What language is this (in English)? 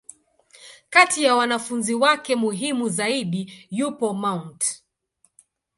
Swahili